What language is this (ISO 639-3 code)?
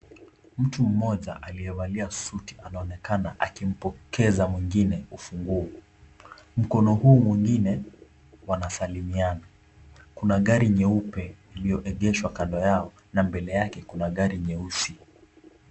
swa